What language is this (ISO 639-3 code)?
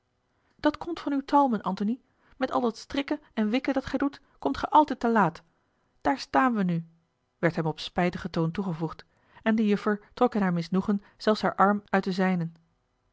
nld